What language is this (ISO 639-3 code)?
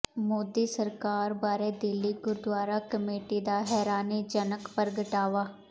pan